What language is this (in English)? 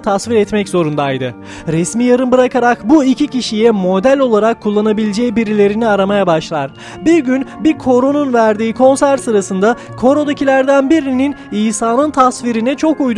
Turkish